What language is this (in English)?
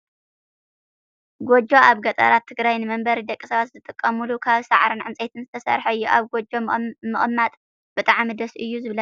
Tigrinya